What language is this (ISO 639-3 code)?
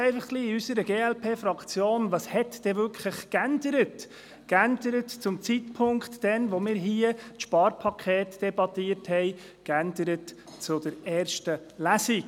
gsw